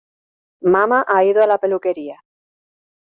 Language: Spanish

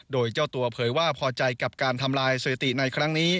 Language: Thai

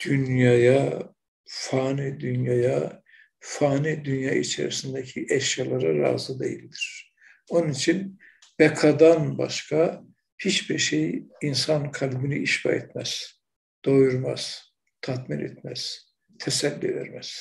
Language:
Turkish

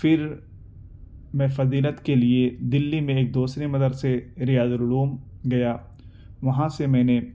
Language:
Urdu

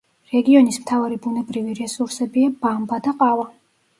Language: Georgian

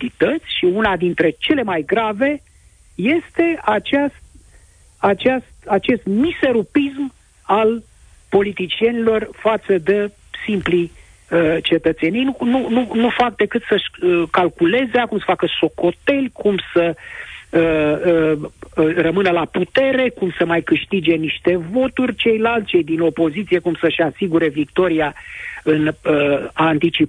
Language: Romanian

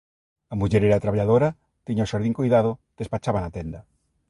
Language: Galician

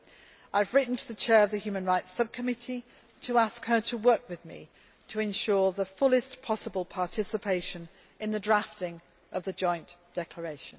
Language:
English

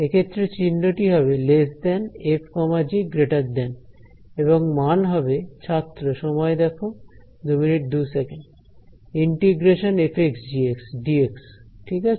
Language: Bangla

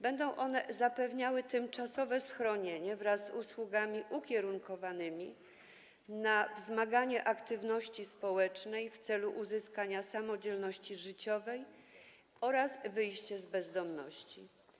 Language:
Polish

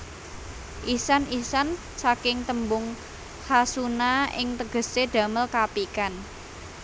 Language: Javanese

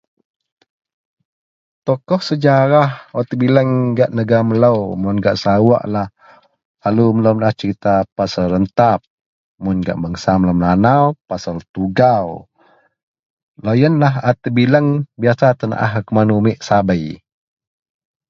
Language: Central Melanau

